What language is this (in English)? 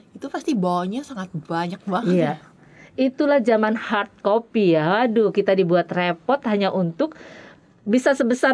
Indonesian